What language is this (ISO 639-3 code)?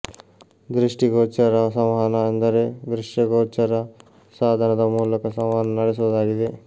kan